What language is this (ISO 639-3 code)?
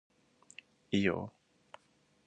jpn